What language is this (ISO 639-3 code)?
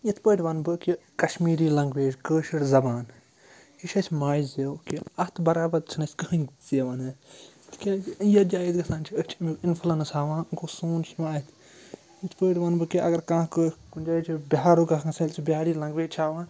kas